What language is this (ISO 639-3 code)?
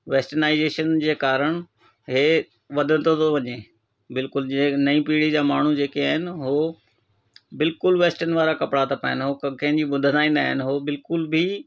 snd